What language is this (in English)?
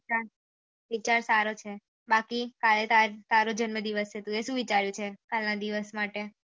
Gujarati